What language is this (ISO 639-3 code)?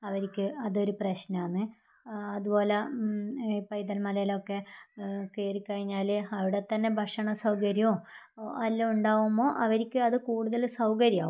mal